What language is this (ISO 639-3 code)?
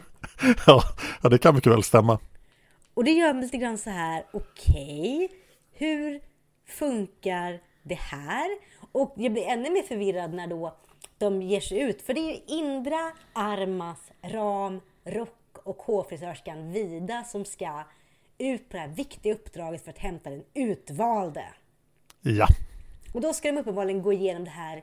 swe